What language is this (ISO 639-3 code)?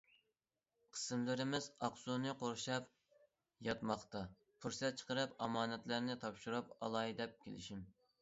uig